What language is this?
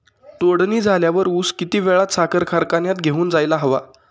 Marathi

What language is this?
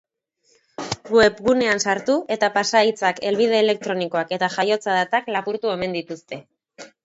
Basque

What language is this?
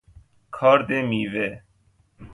Persian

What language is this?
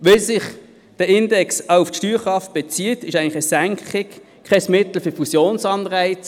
Swiss German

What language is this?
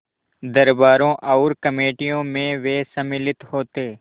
Hindi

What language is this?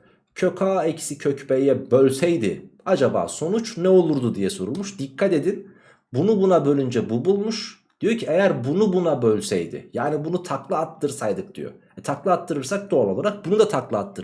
Turkish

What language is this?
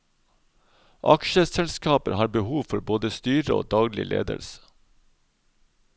Norwegian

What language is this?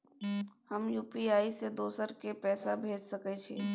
Maithili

